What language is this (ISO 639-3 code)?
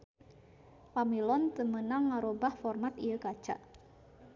sun